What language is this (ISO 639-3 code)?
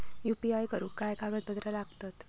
mar